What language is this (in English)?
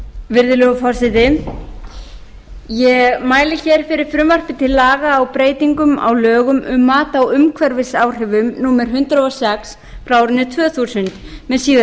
Icelandic